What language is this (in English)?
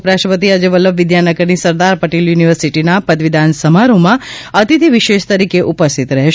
Gujarati